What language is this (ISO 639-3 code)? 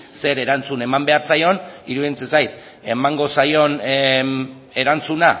eus